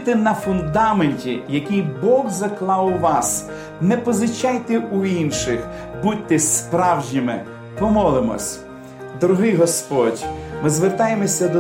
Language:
Ukrainian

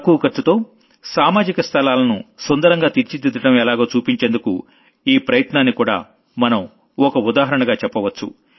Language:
Telugu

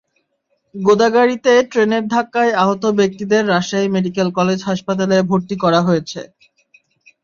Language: Bangla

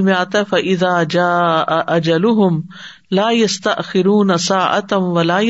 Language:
Urdu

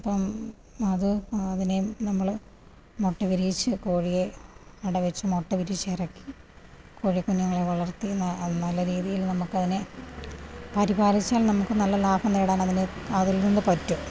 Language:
Malayalam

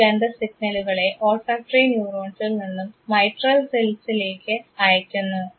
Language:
Malayalam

